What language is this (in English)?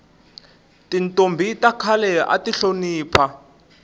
Tsonga